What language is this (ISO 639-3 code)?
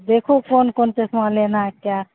urd